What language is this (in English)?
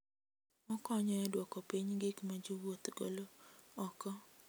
Luo (Kenya and Tanzania)